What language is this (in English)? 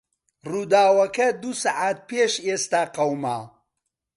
Central Kurdish